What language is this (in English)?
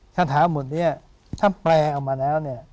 Thai